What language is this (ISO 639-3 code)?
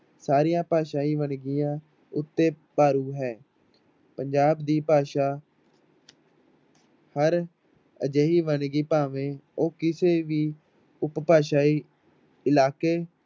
pan